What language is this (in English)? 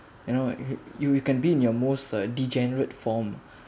English